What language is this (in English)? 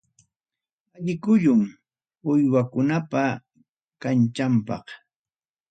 Ayacucho Quechua